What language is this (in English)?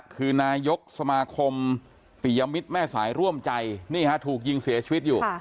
Thai